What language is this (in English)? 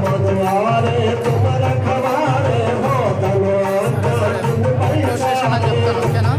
Telugu